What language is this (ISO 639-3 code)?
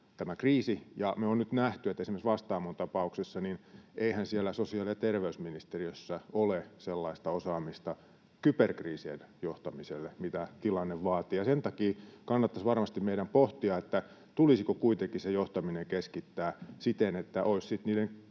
fin